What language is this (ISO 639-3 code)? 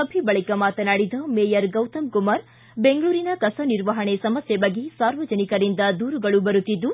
kan